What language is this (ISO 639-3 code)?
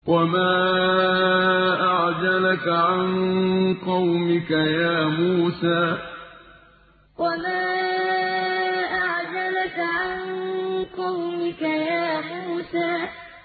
ara